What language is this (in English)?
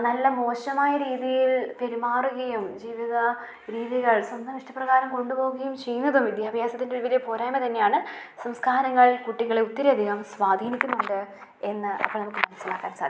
Malayalam